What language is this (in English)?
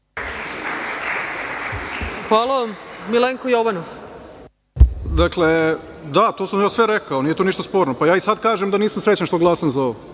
Serbian